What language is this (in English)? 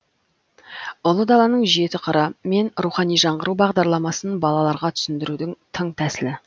Kazakh